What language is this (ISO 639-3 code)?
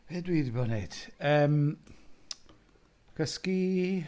cym